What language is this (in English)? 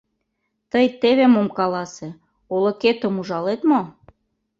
Mari